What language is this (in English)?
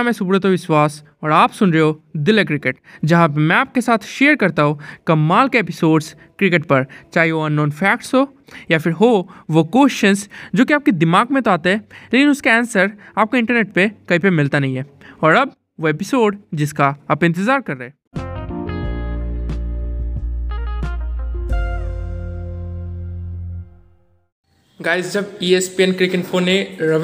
Hindi